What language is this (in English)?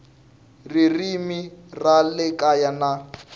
Tsonga